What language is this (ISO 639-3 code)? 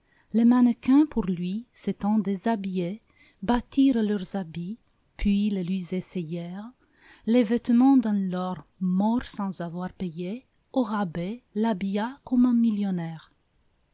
fra